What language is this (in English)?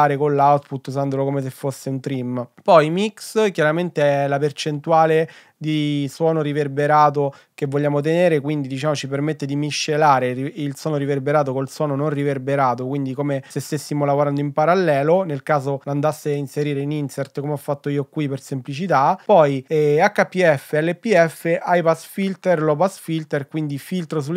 Italian